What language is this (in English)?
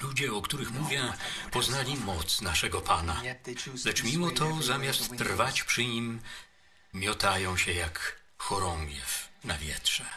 Polish